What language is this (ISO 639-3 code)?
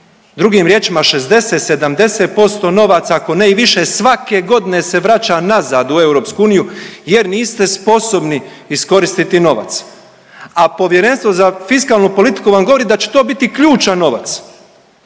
hrv